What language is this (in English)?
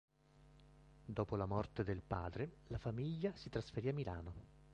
Italian